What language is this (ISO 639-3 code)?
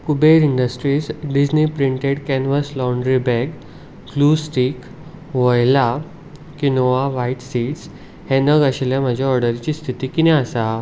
kok